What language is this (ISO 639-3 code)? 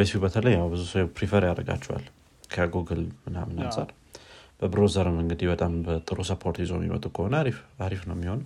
amh